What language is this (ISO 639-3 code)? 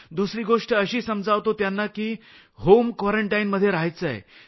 mar